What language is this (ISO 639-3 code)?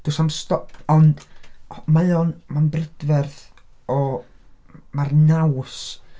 cym